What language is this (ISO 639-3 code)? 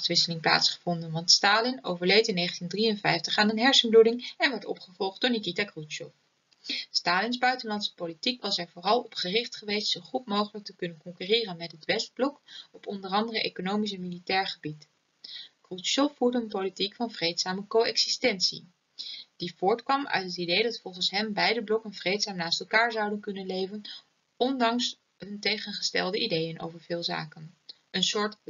nld